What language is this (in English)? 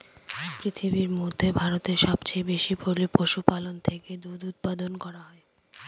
Bangla